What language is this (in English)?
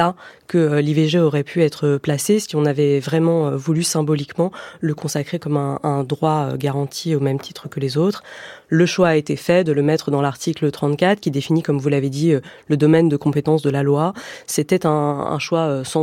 French